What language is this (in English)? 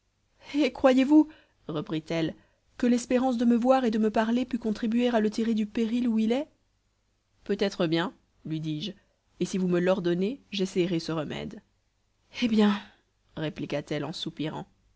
French